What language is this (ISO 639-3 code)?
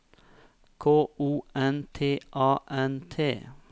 nor